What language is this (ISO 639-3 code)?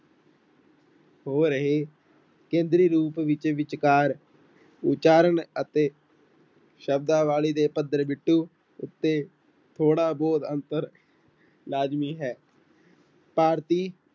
pan